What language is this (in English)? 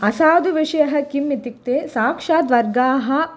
Sanskrit